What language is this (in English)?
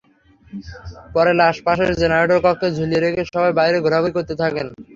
Bangla